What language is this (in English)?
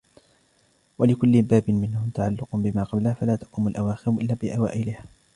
Arabic